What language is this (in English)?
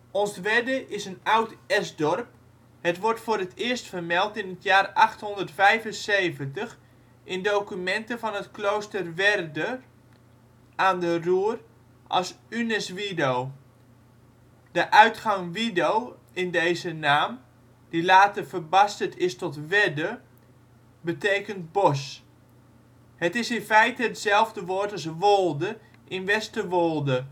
Dutch